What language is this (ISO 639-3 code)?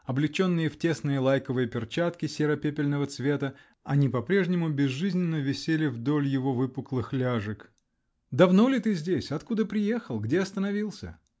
rus